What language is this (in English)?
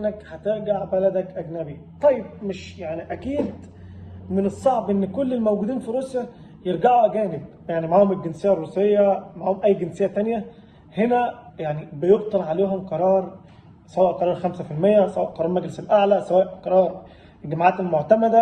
Arabic